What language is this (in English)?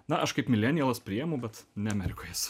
Lithuanian